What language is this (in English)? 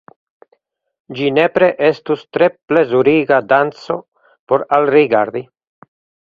Esperanto